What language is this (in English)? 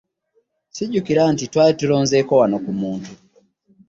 Ganda